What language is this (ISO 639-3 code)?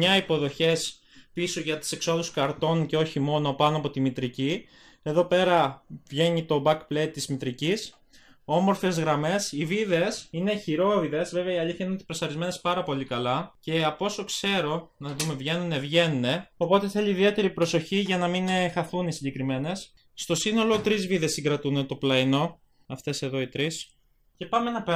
ell